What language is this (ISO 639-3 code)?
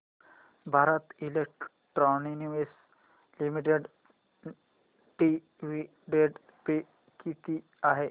mar